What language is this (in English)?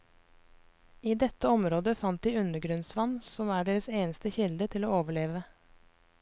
Norwegian